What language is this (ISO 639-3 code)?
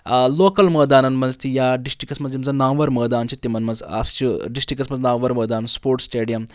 kas